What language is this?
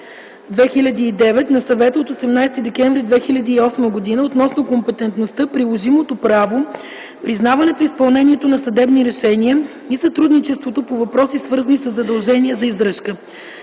Bulgarian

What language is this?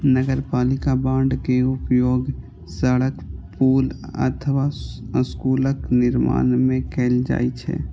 Maithili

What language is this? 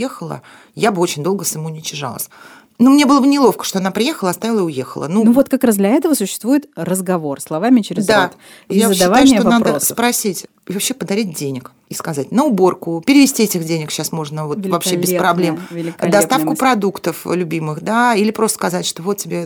Russian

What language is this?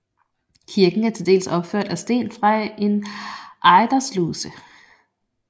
Danish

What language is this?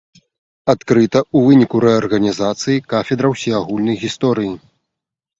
Belarusian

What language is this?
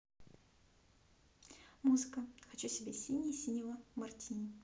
Russian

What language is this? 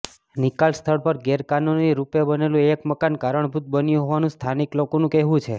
Gujarati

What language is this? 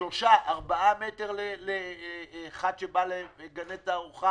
Hebrew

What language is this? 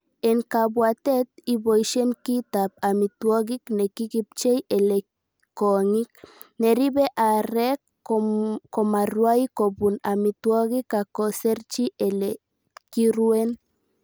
Kalenjin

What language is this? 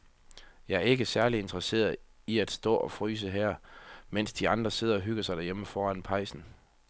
Danish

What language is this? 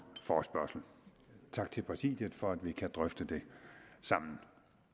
Danish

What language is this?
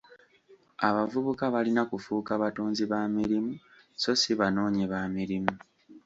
Ganda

